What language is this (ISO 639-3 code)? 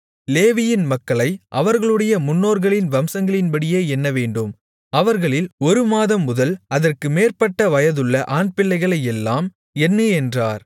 tam